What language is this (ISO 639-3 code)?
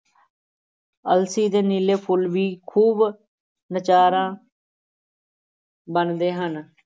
pan